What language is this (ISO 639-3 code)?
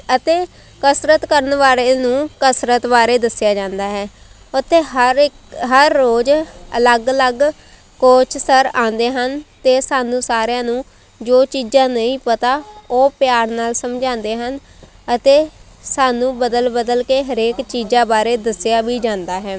pan